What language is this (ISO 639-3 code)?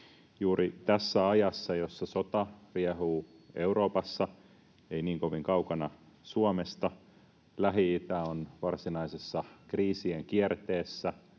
fin